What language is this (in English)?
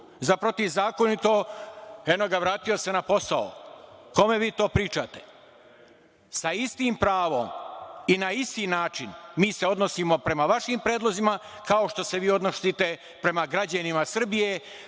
Serbian